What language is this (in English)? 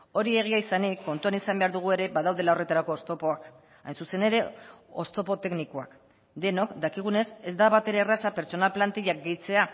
Basque